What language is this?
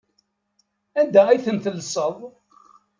Kabyle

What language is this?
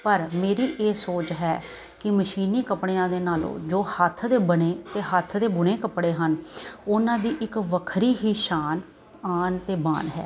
Punjabi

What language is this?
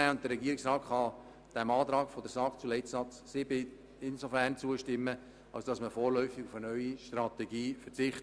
Swiss German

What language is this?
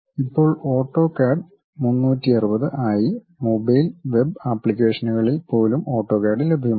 Malayalam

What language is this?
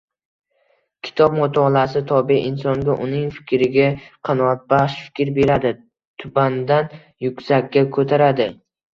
Uzbek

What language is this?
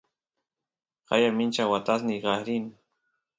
Santiago del Estero Quichua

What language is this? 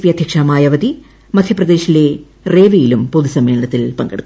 Malayalam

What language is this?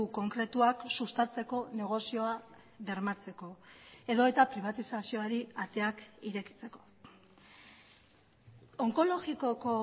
Basque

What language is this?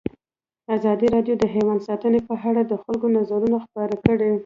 Pashto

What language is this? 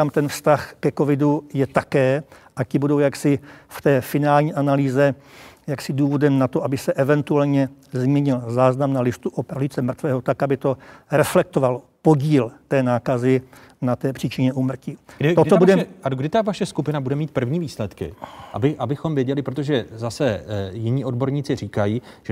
Czech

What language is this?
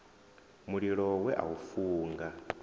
Venda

